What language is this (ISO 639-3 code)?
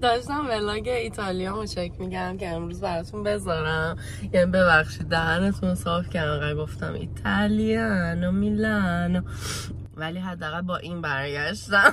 fas